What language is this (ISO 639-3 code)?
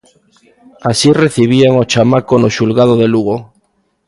glg